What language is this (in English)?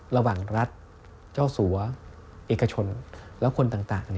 Thai